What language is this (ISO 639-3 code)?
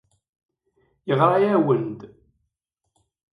kab